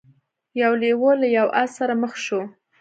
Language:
Pashto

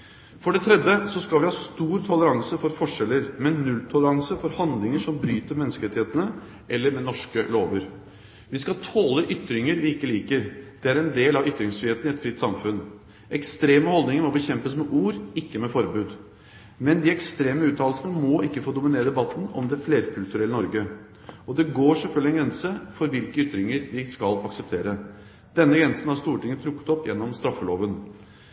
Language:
Norwegian Bokmål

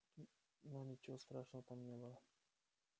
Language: Russian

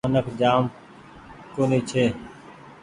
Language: Goaria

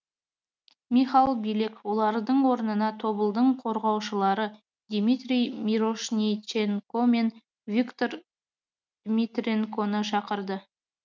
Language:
Kazakh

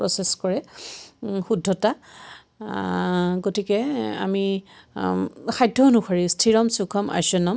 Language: Assamese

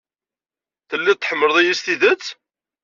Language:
Kabyle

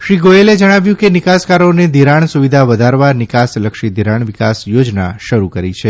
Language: Gujarati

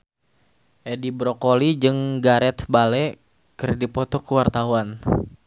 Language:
Sundanese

